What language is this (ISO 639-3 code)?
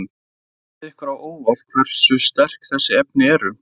isl